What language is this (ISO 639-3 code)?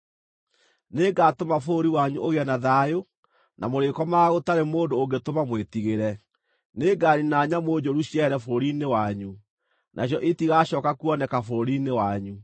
kik